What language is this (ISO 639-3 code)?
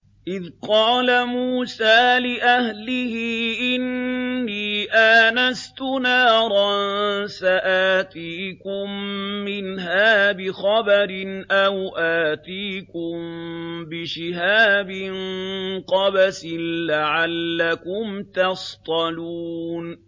ara